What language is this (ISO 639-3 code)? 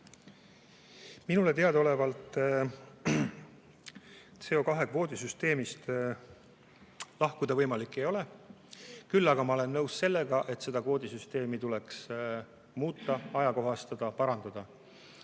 est